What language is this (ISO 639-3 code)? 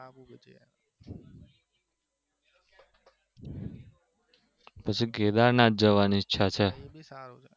guj